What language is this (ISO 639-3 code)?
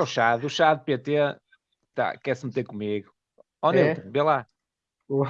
por